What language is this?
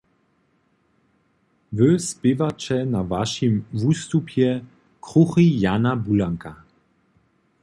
Upper Sorbian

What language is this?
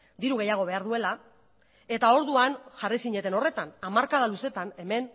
Basque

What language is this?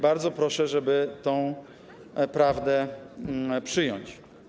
Polish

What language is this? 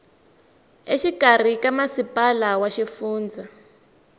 Tsonga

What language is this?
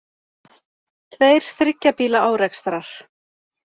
Icelandic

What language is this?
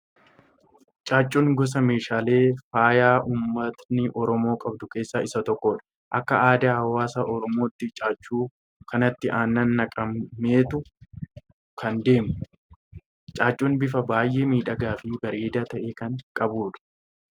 Oromo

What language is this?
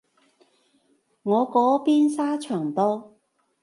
Cantonese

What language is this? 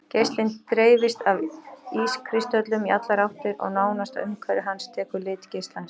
Icelandic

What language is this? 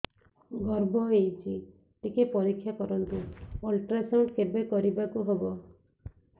Odia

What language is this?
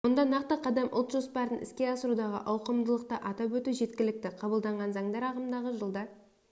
Kazakh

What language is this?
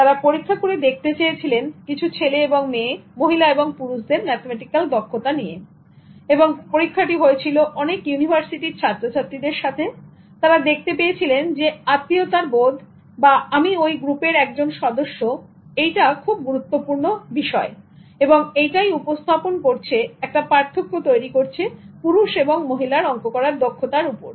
Bangla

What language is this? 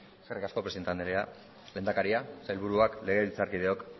Basque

